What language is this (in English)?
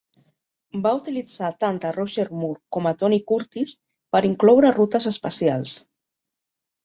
Catalan